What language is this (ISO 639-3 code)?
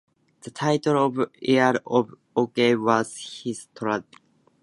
eng